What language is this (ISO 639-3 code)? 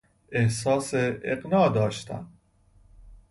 fas